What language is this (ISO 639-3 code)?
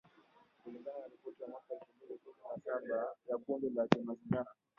swa